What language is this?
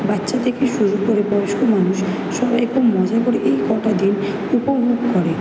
Bangla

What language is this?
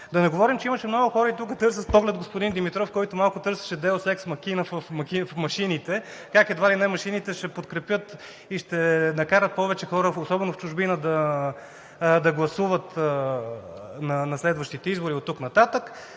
Bulgarian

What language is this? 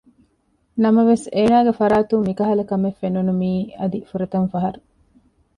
Divehi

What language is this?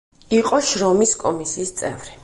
Georgian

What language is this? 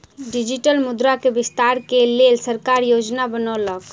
Maithili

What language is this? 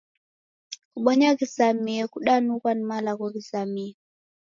Taita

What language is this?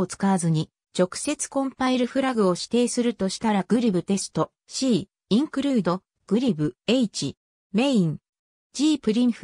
Japanese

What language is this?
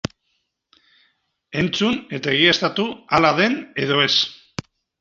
Basque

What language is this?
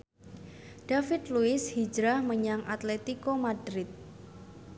Javanese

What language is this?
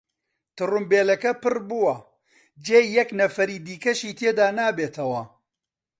Central Kurdish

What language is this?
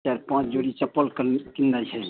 Maithili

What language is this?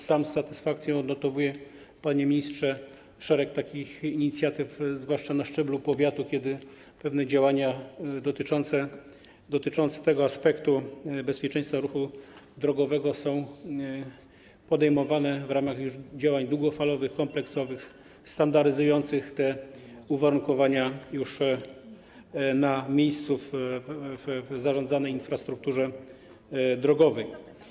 Polish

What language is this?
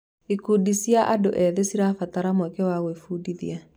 Kikuyu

